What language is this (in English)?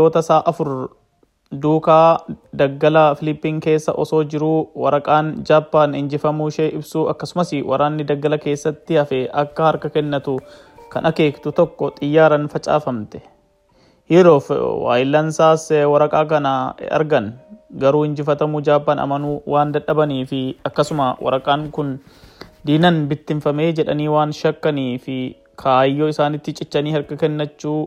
Swedish